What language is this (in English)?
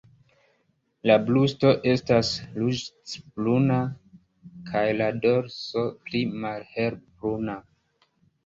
Esperanto